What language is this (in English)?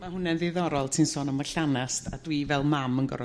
Welsh